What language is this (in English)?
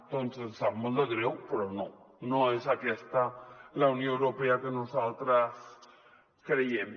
Catalan